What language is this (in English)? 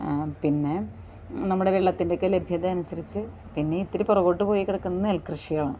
Malayalam